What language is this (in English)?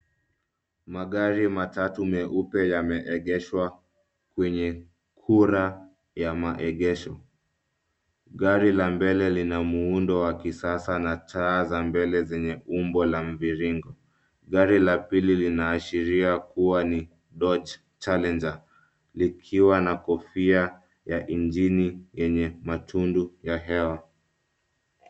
Swahili